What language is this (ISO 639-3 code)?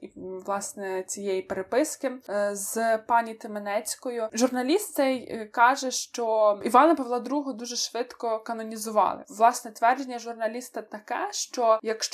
ukr